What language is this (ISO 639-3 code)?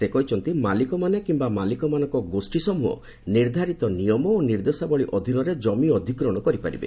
ori